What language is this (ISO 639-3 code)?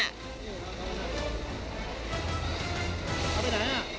tha